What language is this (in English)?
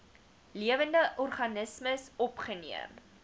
Afrikaans